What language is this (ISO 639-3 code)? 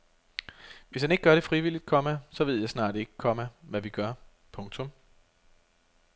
dan